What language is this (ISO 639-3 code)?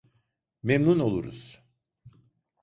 tur